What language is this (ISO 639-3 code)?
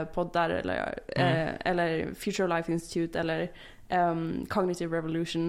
swe